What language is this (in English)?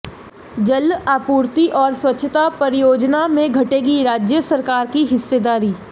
Hindi